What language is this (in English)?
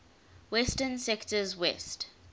English